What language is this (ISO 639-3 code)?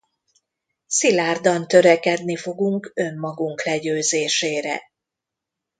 hun